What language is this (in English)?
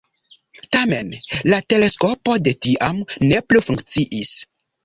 Esperanto